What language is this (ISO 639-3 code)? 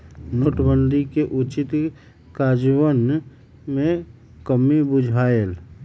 mag